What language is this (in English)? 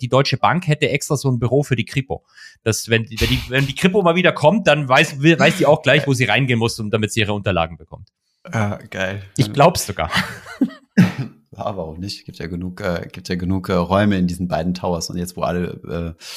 German